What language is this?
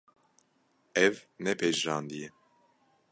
Kurdish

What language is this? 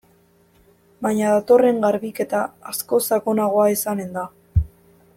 Basque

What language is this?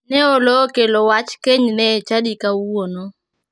Luo (Kenya and Tanzania)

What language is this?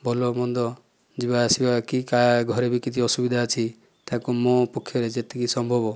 Odia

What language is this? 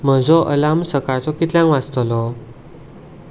Konkani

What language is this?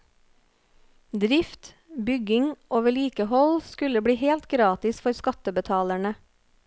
Norwegian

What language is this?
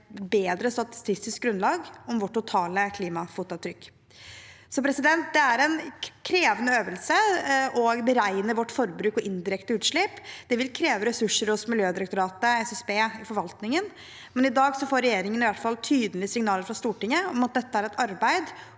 Norwegian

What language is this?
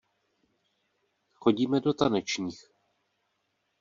Czech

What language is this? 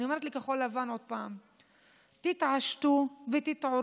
Hebrew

